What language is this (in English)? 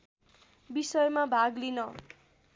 Nepali